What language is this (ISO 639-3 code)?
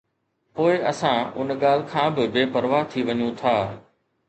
snd